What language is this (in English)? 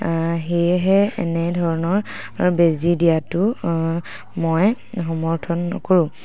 Assamese